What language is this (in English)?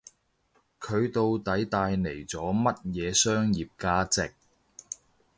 Cantonese